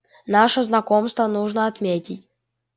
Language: Russian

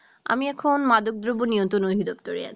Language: Bangla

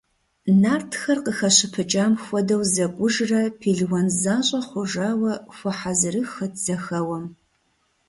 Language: Kabardian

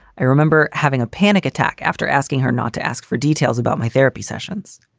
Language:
English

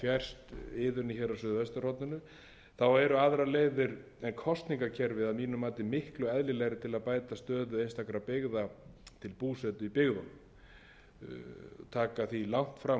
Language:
Icelandic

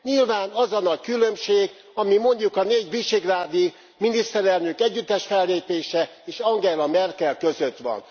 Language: Hungarian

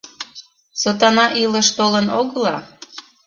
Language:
Mari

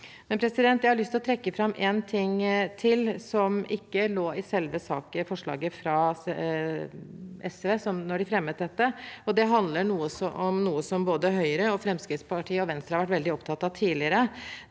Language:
Norwegian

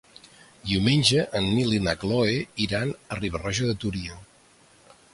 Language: Catalan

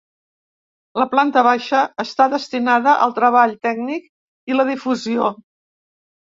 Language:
Catalan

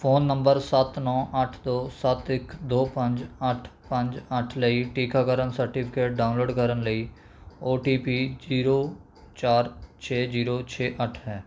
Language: Punjabi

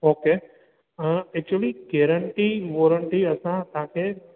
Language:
Sindhi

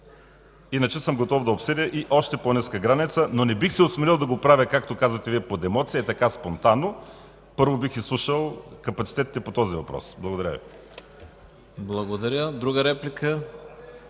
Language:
Bulgarian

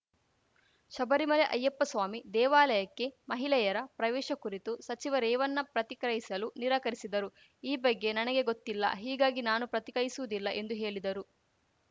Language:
Kannada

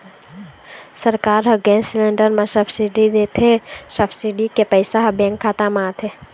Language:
Chhattisgarhi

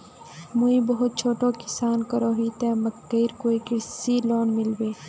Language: Magahi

